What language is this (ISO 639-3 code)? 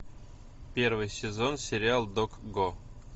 rus